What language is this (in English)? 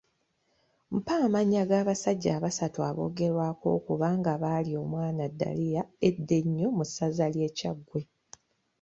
Ganda